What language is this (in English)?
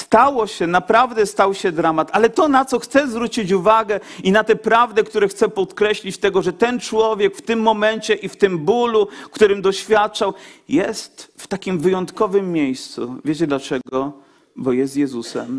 Polish